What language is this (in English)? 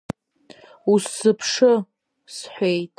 Abkhazian